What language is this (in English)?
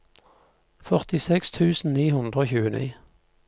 Norwegian